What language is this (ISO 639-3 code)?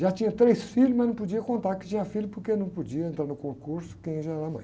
por